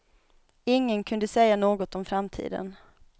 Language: Swedish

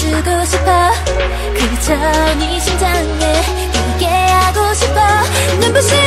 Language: Korean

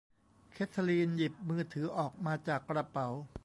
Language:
Thai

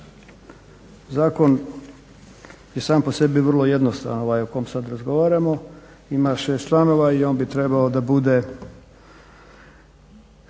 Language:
Croatian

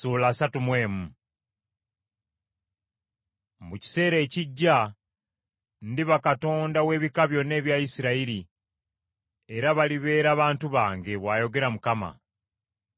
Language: Ganda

